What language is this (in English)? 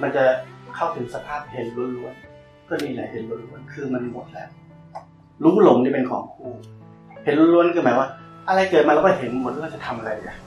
Thai